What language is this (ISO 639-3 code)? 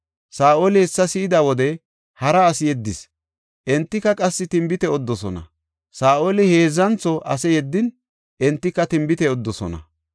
gof